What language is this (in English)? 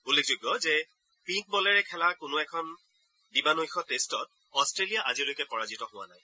Assamese